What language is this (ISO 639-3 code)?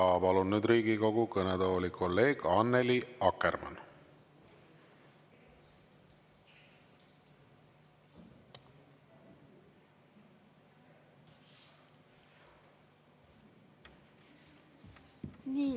est